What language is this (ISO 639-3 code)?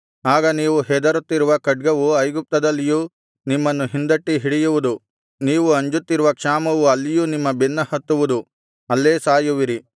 kan